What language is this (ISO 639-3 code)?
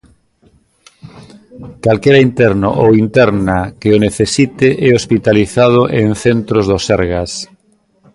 glg